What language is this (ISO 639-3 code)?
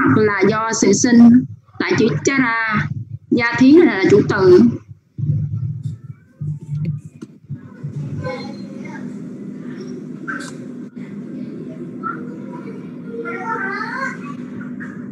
vie